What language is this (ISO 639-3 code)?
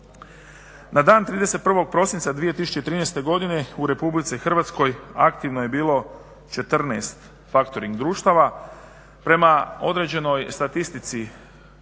hrv